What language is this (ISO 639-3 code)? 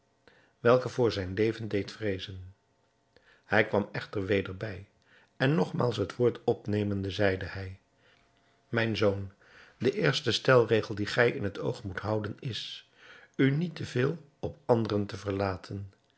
nld